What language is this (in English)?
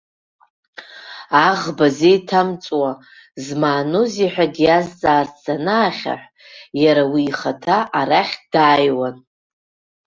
Abkhazian